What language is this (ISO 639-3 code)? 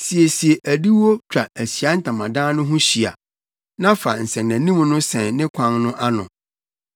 aka